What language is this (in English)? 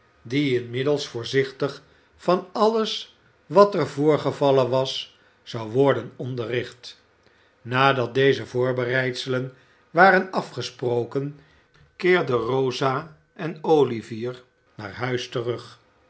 Dutch